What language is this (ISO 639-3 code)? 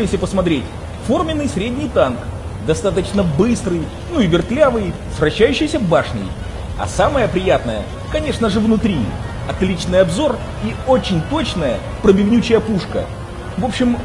rus